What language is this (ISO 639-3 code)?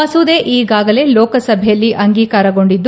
kan